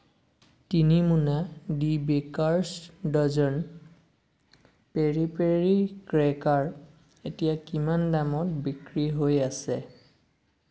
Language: Assamese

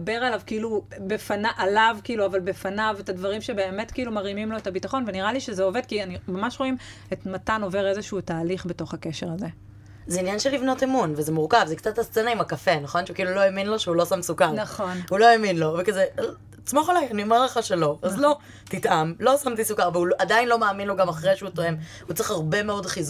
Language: Hebrew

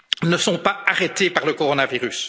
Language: French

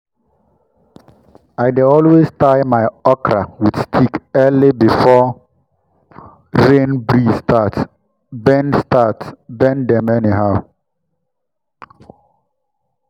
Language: Nigerian Pidgin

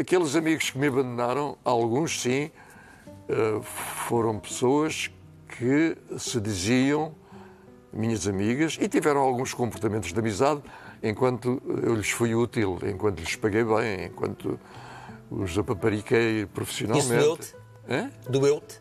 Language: Portuguese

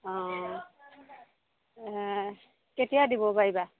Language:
Assamese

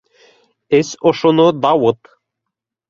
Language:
Bashkir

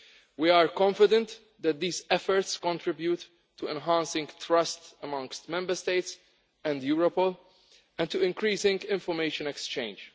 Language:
English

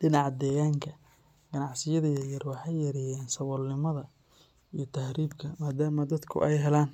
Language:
Somali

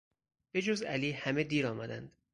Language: Persian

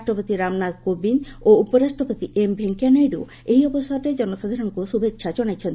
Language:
Odia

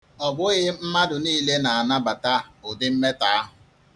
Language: Igbo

